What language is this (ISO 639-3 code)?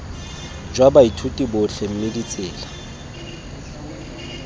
tsn